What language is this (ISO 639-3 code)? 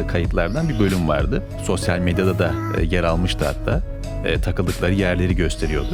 tur